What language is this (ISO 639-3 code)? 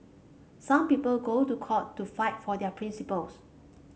eng